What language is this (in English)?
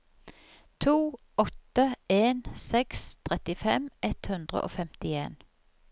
Norwegian